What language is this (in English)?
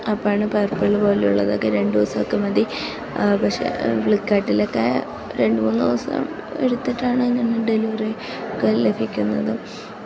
Malayalam